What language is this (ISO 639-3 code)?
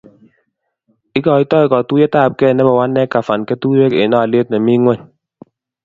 kln